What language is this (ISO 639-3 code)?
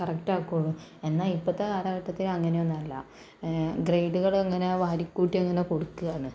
mal